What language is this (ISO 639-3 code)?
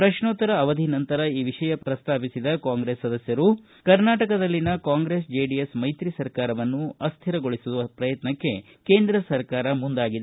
kan